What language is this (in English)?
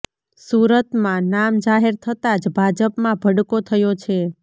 Gujarati